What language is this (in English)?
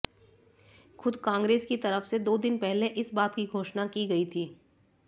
Hindi